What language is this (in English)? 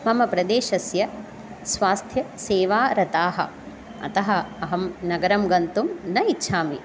Sanskrit